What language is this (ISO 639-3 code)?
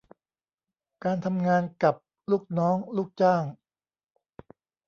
tha